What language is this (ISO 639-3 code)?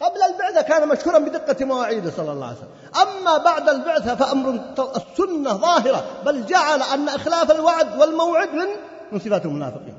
ara